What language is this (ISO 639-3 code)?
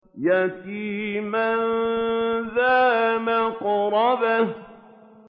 ara